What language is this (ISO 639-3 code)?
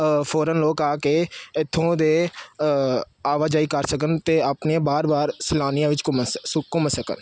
pan